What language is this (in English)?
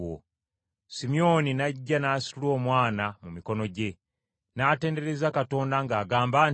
Ganda